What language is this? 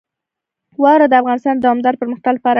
Pashto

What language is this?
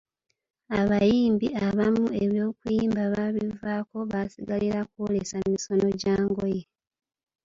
Ganda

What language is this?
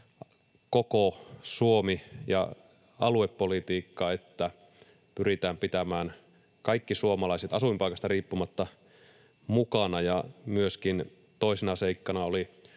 Finnish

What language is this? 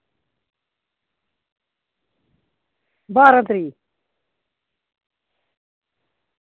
Dogri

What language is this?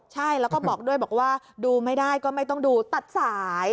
Thai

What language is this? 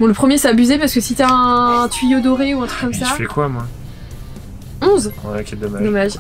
French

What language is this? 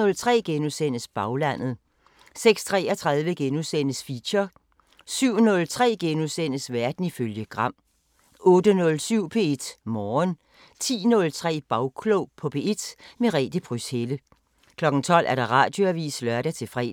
Danish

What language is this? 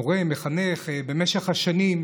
Hebrew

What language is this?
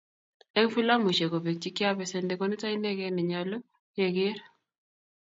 Kalenjin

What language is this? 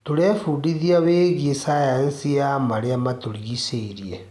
Kikuyu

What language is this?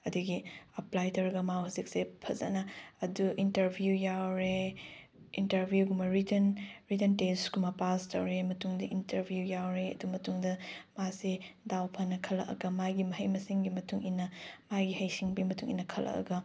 Manipuri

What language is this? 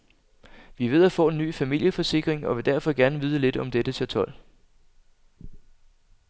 Danish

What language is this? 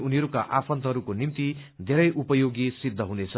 Nepali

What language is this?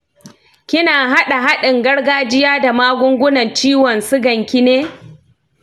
Hausa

